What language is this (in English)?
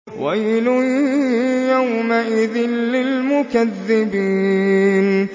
Arabic